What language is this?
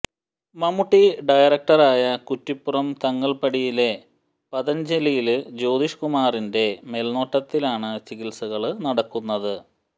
Malayalam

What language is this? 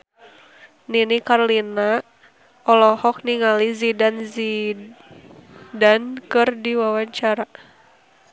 Sundanese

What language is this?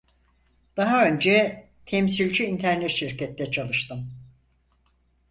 Turkish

